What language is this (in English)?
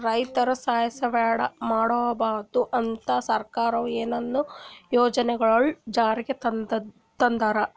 Kannada